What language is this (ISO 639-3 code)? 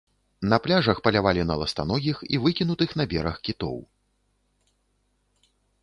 bel